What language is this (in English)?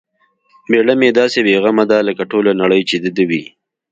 Pashto